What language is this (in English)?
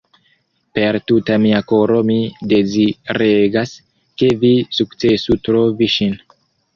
Esperanto